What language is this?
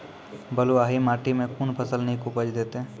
Maithili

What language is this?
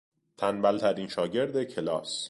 Persian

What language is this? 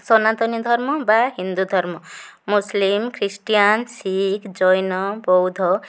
Odia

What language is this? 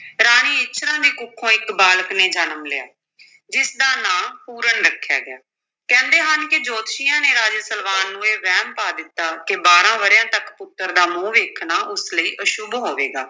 Punjabi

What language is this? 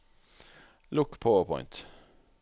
Norwegian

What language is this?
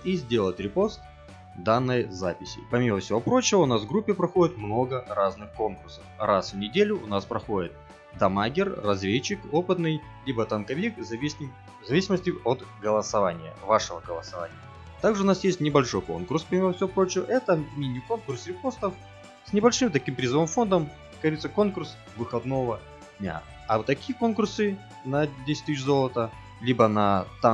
Russian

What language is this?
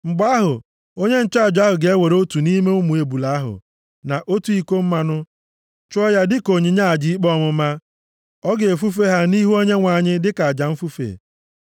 Igbo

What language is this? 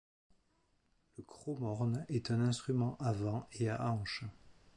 French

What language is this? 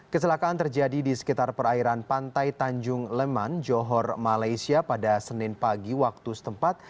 Indonesian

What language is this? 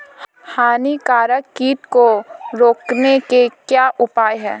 Hindi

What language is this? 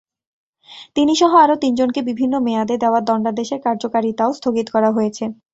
Bangla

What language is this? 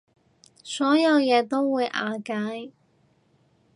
Cantonese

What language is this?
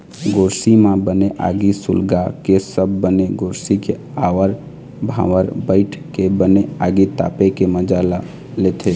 Chhattisgarhi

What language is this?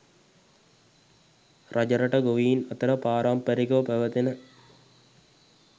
Sinhala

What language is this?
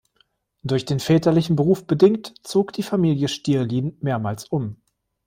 German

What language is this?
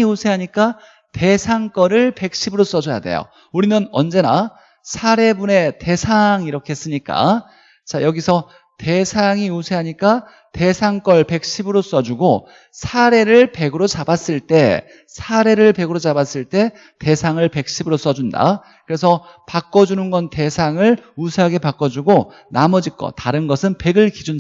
Korean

